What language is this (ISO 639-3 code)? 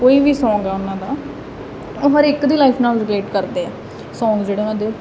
pan